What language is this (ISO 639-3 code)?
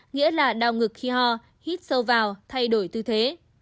vie